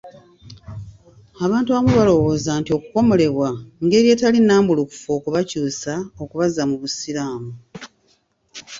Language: Ganda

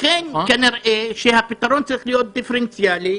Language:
Hebrew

